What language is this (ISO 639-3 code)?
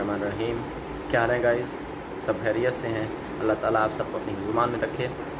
urd